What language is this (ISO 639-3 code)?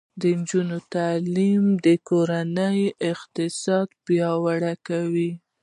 pus